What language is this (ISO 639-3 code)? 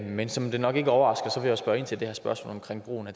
dan